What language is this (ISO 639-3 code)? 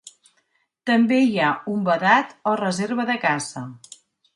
cat